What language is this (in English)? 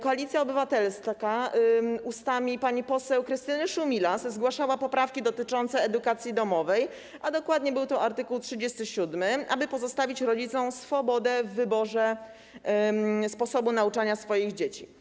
Polish